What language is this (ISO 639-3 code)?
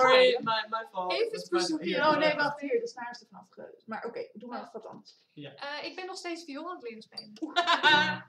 nld